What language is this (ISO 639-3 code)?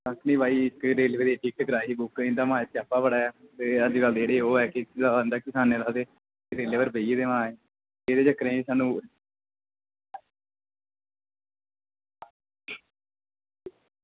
doi